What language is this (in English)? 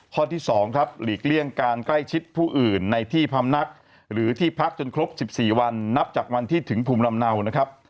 Thai